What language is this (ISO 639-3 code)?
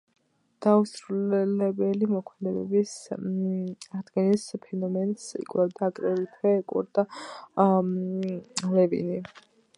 kat